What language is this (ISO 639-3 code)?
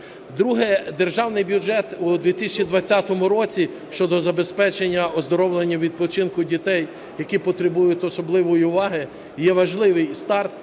ukr